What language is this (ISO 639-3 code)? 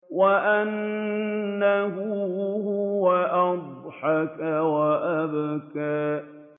ara